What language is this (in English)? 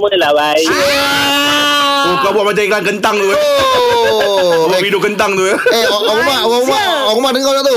Malay